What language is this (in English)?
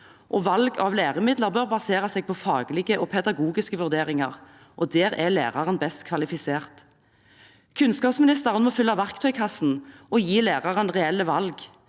Norwegian